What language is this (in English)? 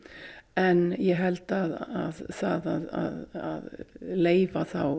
Icelandic